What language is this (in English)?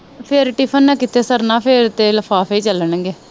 Punjabi